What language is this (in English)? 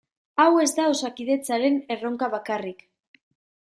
Basque